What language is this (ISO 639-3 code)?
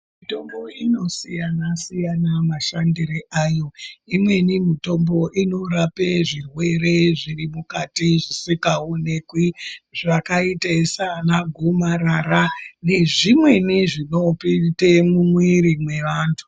ndc